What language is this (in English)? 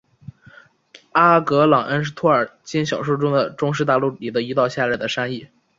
Chinese